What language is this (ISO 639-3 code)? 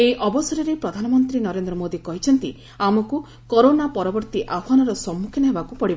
ori